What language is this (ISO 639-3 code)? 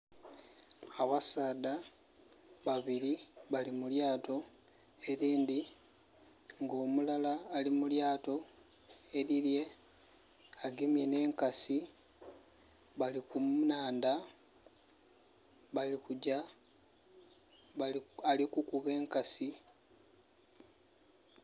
xog